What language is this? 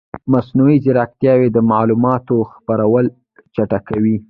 Pashto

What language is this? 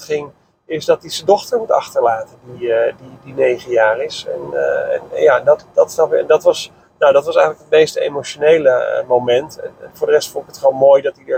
Dutch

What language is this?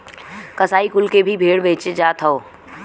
Bhojpuri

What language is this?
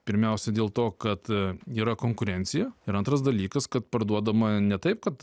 Lithuanian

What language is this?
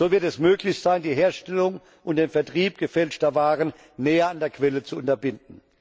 German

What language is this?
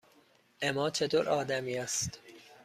Persian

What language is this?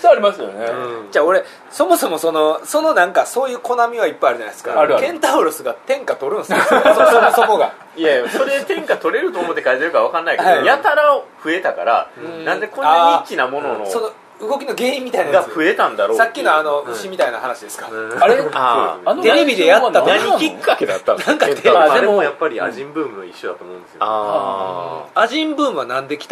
Japanese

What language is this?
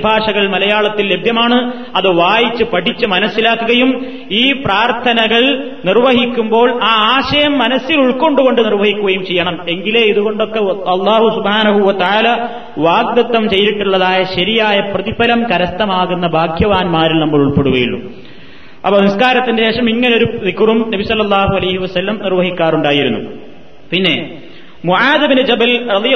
Malayalam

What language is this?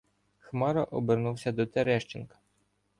Ukrainian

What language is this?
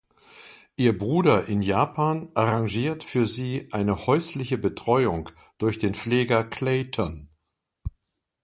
German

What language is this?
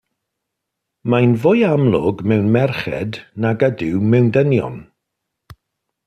Welsh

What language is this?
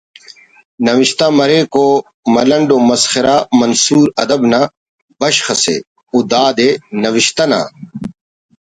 Brahui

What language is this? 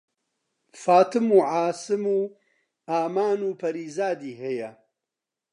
Central Kurdish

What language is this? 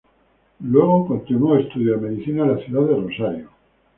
Spanish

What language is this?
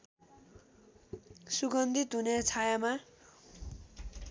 Nepali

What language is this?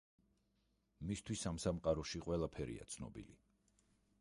Georgian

